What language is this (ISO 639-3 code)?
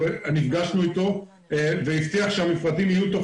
heb